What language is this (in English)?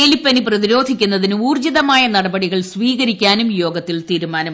Malayalam